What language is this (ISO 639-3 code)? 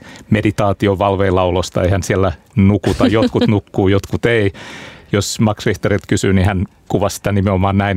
fin